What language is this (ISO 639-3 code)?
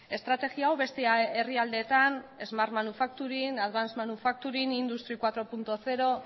eus